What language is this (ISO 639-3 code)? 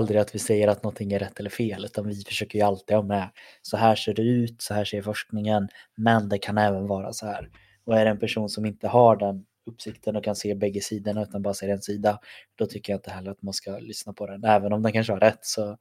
swe